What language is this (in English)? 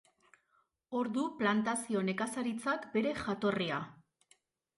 Basque